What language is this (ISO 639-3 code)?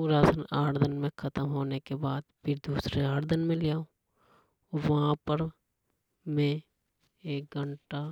hoj